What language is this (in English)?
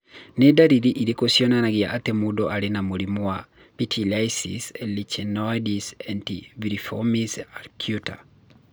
Kikuyu